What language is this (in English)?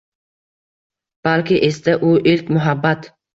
Uzbek